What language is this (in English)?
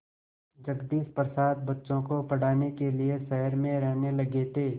Hindi